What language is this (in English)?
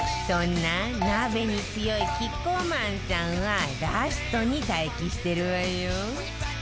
Japanese